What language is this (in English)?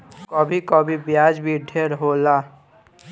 Bhojpuri